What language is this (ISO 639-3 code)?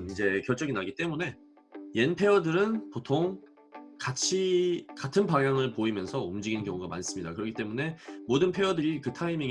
kor